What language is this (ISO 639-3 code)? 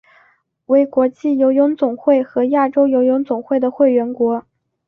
zho